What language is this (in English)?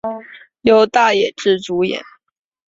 Chinese